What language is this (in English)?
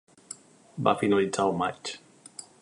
Catalan